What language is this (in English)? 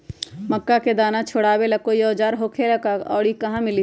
Magahi